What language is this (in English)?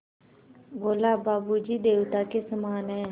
Hindi